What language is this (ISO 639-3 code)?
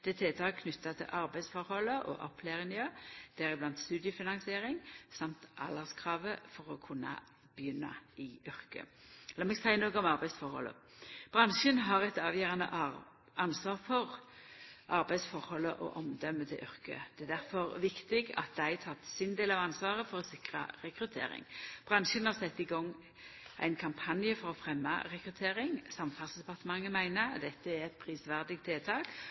nno